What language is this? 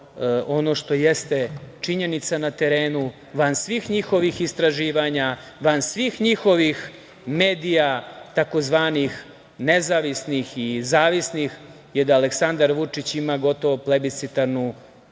Serbian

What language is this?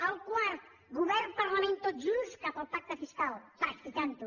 Catalan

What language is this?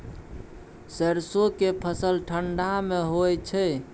Maithili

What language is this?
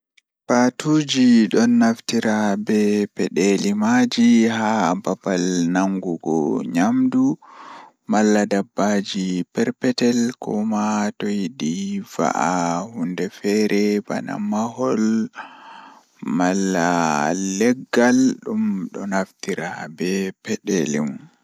Fula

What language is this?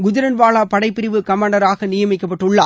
Tamil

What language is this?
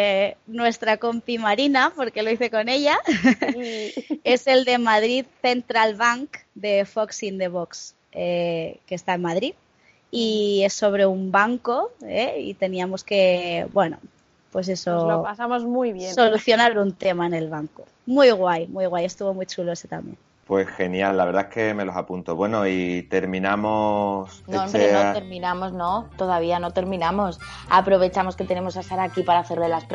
Spanish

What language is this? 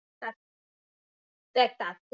Bangla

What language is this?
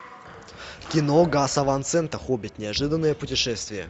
Russian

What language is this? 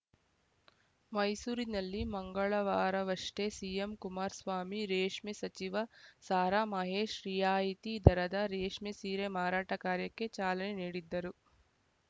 Kannada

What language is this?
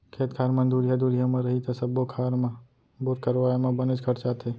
Chhattisgarhi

